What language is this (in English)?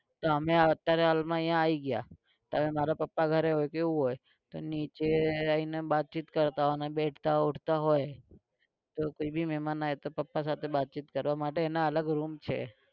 Gujarati